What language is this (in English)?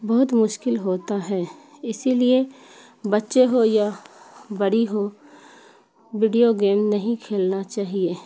Urdu